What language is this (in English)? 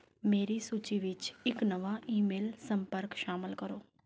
Punjabi